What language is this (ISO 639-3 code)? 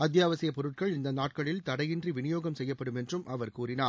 tam